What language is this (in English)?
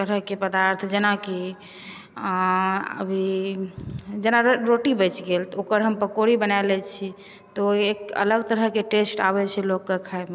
Maithili